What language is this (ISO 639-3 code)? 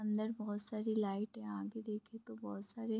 hin